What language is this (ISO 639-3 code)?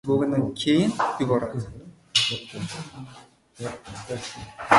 uzb